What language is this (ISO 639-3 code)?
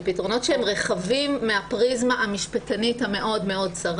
heb